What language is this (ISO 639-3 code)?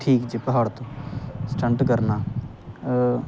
pan